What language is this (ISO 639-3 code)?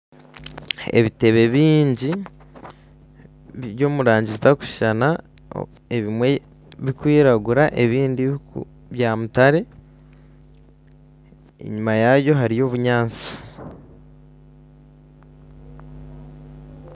nyn